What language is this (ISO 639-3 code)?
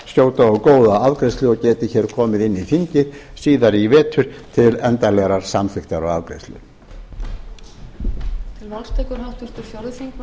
isl